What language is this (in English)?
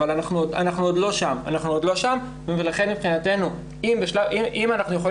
Hebrew